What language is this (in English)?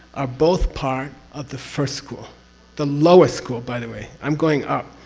English